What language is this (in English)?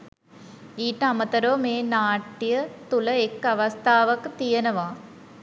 Sinhala